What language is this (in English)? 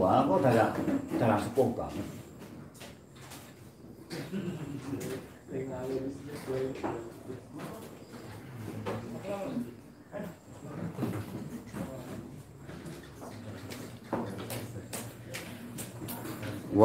Indonesian